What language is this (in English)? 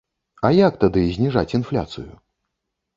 Belarusian